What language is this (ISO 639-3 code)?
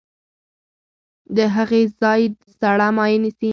pus